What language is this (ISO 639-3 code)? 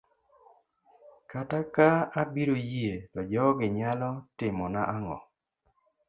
luo